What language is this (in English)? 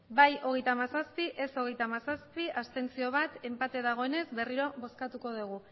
Basque